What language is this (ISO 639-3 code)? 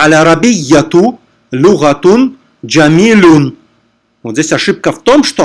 rus